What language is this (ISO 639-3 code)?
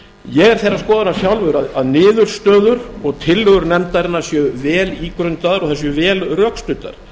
isl